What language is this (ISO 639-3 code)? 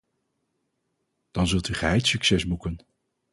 nld